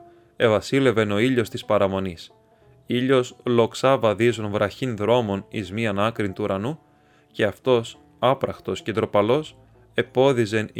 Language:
Greek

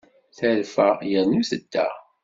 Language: Kabyle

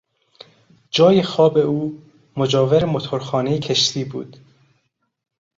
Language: Persian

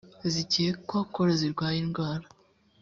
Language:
Kinyarwanda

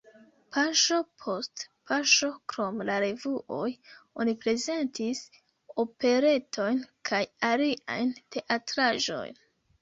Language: Esperanto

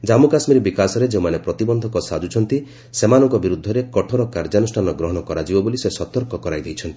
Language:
Odia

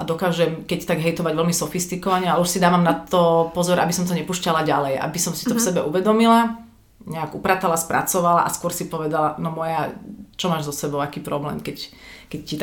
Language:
Slovak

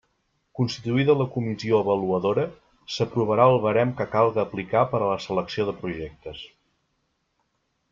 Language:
Catalan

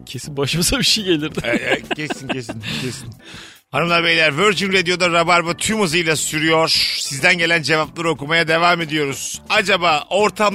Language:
Turkish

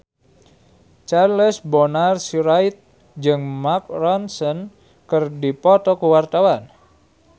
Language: Sundanese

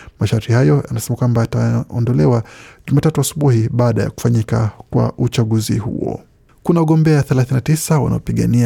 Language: Swahili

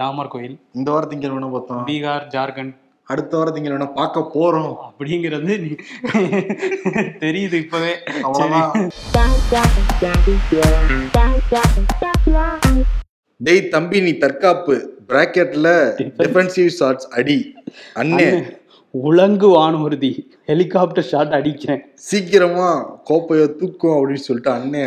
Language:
Tamil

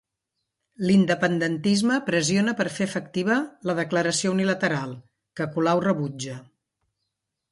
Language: Catalan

